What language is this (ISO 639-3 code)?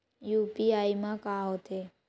hne